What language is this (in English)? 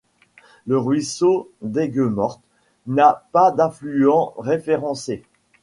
French